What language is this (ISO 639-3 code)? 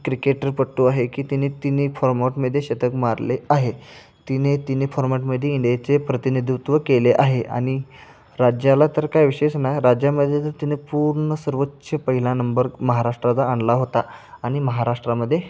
mar